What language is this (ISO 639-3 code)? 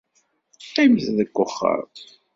kab